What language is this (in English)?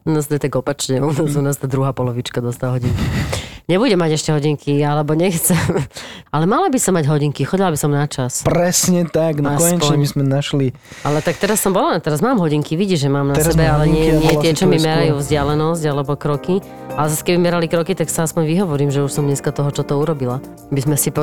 Slovak